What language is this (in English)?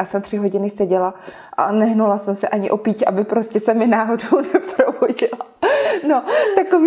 Czech